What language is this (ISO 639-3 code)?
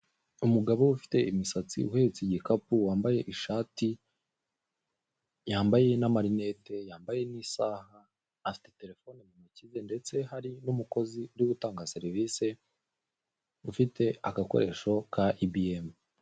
kin